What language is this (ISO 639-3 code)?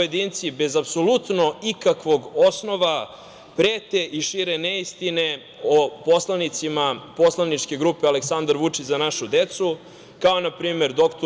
srp